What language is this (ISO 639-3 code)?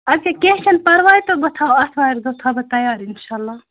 kas